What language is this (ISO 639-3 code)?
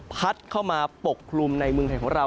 tha